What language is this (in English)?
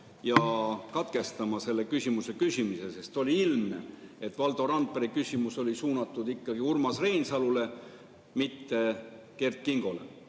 Estonian